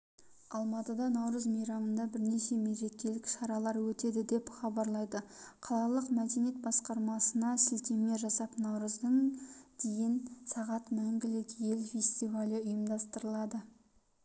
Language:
Kazakh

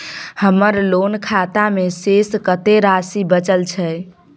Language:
Maithili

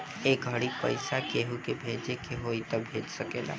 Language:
Bhojpuri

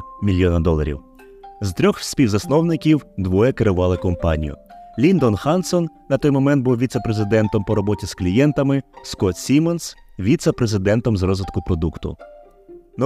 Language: Ukrainian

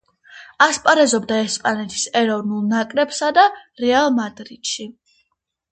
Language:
Georgian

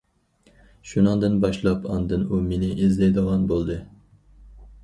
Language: Uyghur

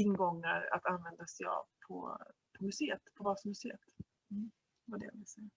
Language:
Swedish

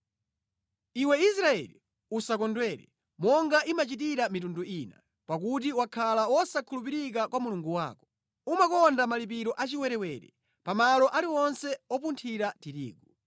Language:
Nyanja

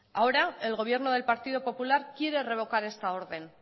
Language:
Spanish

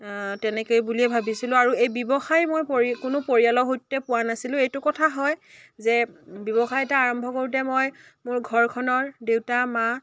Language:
Assamese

